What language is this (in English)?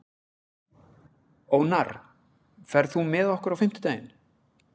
Icelandic